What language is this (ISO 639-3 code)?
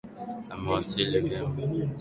swa